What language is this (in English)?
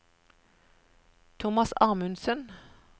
Norwegian